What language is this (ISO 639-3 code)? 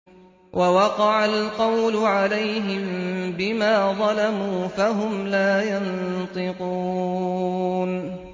ara